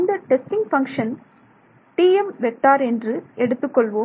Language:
Tamil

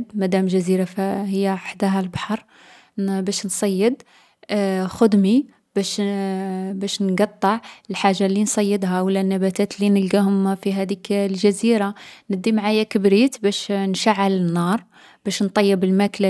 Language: Algerian Arabic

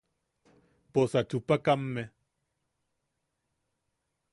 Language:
Yaqui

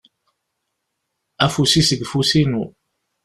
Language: Kabyle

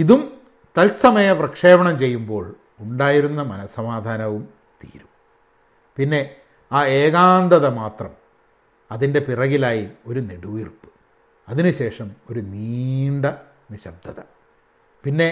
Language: Malayalam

